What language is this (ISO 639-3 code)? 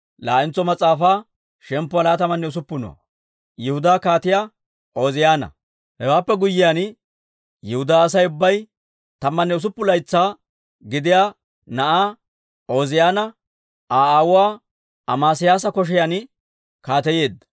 dwr